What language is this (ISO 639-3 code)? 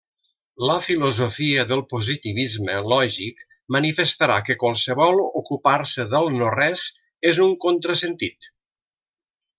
cat